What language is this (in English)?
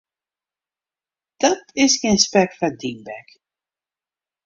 Western Frisian